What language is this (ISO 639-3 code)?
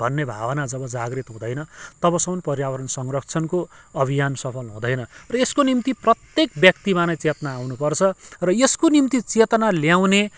nep